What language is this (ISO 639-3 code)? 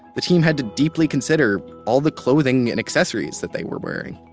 eng